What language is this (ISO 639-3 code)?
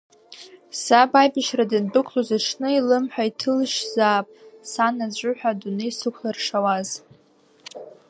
abk